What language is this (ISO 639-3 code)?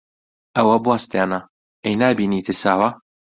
ckb